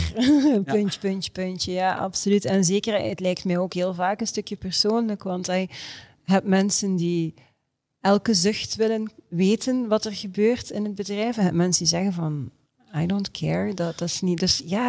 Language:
Dutch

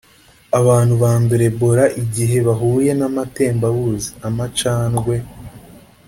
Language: Kinyarwanda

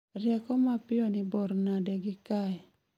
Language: Luo (Kenya and Tanzania)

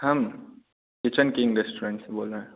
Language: Hindi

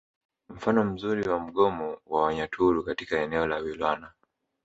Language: Swahili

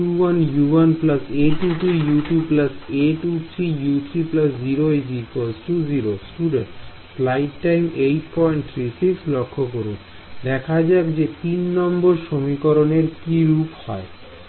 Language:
Bangla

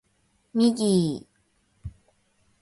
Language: Japanese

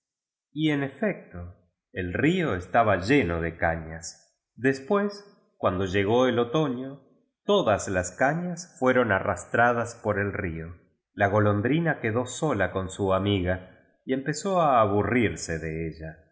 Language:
Spanish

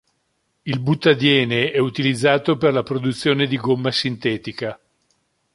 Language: Italian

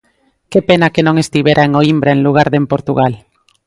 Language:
Galician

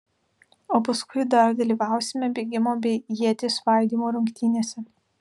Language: Lithuanian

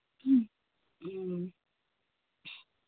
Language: Manipuri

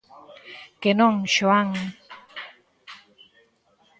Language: Galician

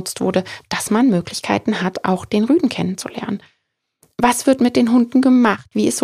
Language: German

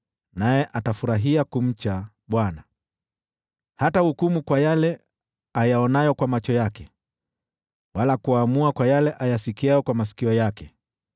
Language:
Swahili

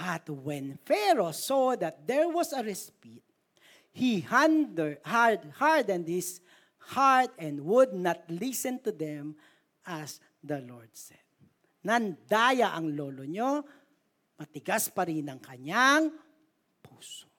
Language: Filipino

